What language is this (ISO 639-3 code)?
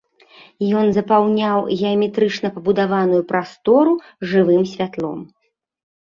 bel